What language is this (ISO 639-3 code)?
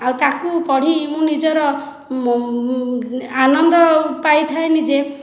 ori